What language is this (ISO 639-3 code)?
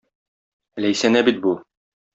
tat